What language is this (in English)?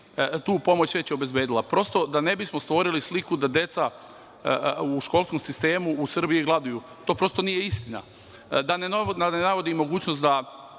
Serbian